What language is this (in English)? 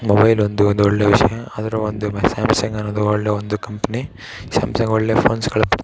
Kannada